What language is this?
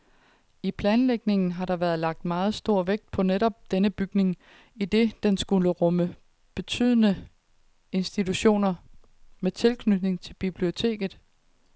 Danish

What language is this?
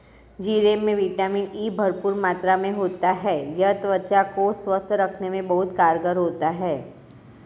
Hindi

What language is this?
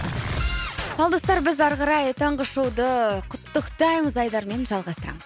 Kazakh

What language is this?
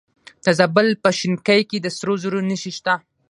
Pashto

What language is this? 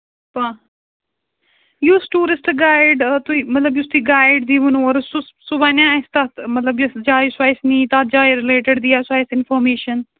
Kashmiri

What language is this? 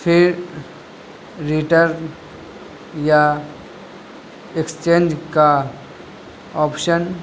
Urdu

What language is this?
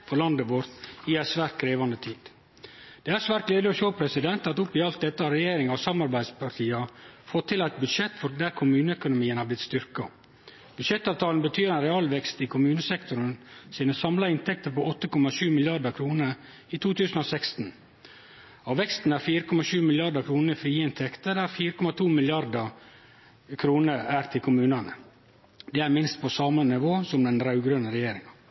Norwegian Nynorsk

